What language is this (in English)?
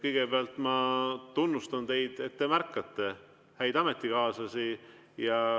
Estonian